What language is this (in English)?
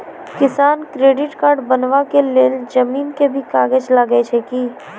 Maithili